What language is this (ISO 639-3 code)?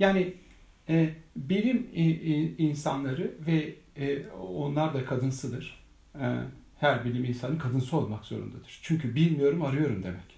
tur